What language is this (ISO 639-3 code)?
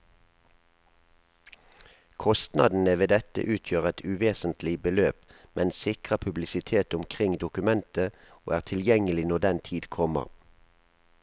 nor